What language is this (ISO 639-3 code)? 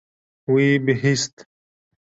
kur